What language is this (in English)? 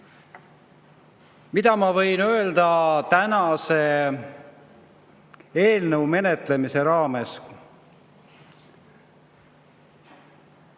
Estonian